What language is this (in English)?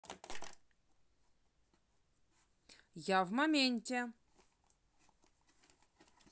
Russian